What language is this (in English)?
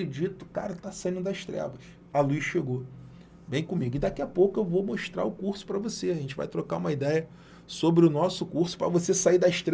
Portuguese